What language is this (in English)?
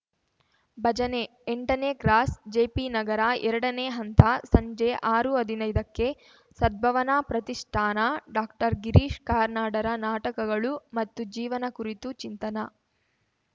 Kannada